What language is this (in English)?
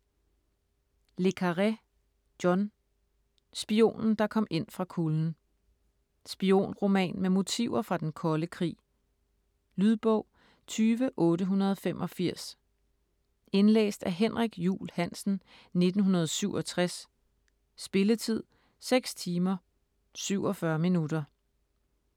Danish